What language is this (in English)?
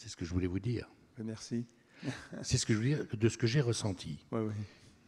French